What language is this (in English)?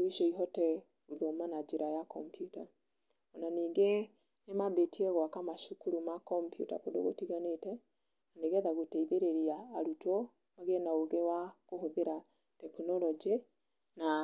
Kikuyu